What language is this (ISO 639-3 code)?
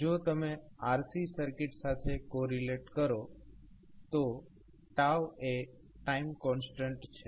guj